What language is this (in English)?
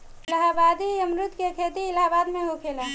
Bhojpuri